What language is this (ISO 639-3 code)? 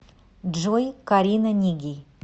rus